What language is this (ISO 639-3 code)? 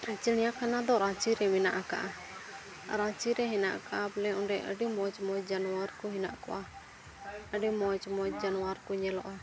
sat